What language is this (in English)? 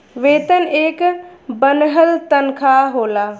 Bhojpuri